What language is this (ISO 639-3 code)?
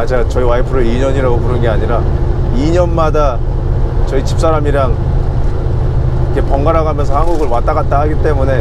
kor